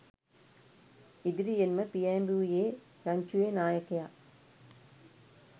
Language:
Sinhala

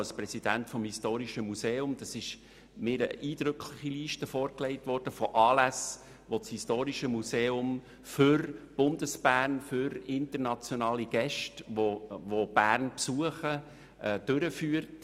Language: Swiss German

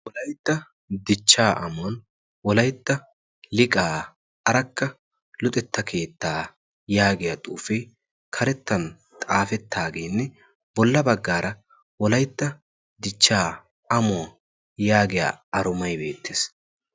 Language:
Wolaytta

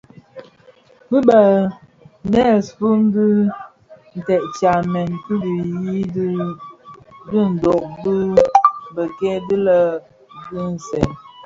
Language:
Bafia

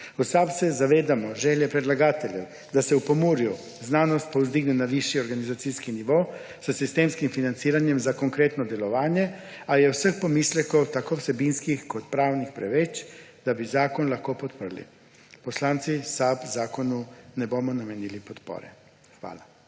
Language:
Slovenian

